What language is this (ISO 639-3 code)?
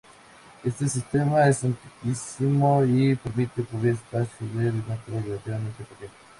spa